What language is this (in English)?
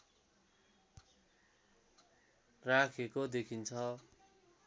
Nepali